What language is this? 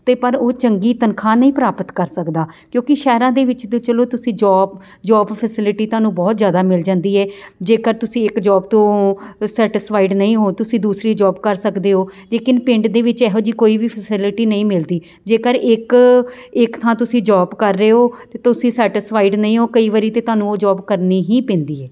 Punjabi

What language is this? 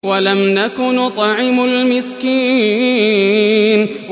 Arabic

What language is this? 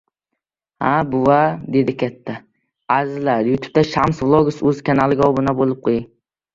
Uzbek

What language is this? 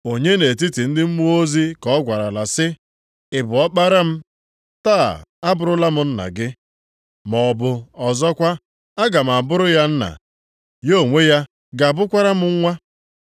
Igbo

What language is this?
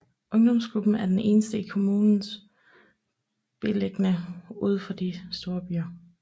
Danish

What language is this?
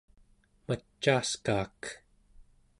Central Yupik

